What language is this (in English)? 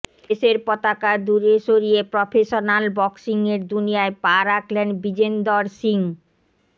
Bangla